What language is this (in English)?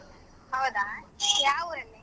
Kannada